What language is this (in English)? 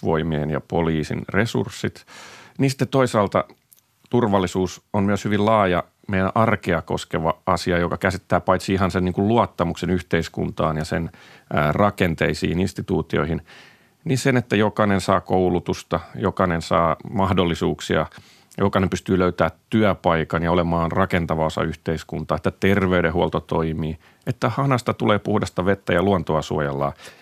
Finnish